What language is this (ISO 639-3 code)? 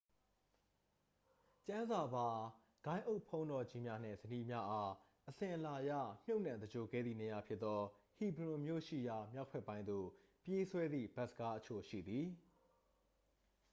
mya